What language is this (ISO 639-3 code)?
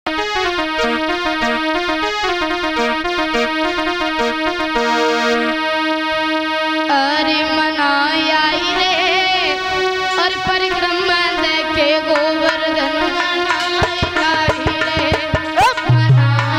ara